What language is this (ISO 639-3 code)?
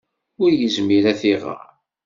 kab